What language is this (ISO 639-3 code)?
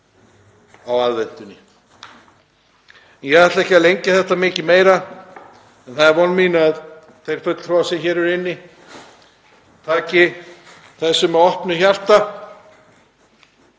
isl